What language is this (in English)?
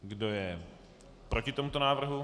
Czech